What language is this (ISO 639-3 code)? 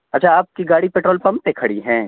urd